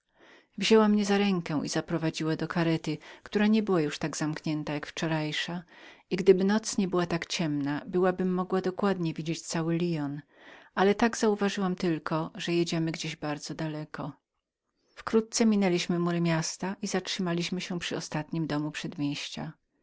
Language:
Polish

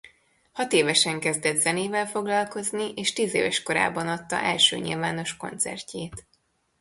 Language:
Hungarian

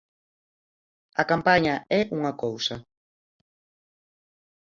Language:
Galician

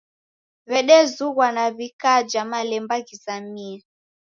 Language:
Taita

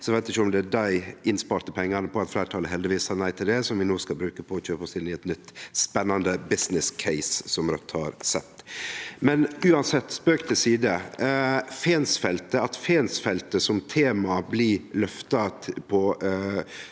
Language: Norwegian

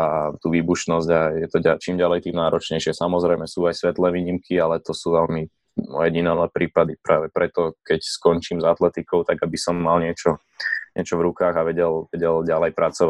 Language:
Slovak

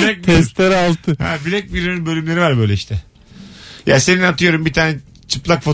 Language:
Turkish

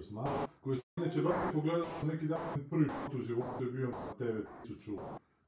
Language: Croatian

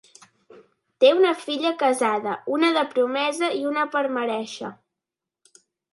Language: Catalan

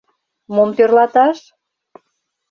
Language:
Mari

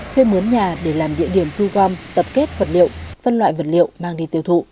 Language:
Vietnamese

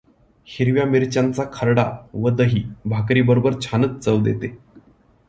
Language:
Marathi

